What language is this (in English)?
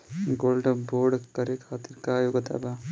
Bhojpuri